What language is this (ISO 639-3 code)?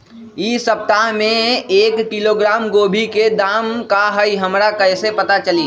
mag